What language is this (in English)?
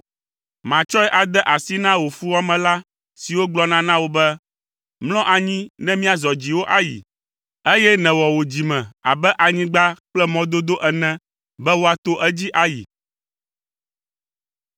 Ewe